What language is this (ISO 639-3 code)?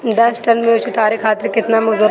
bho